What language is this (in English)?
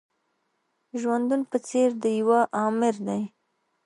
Pashto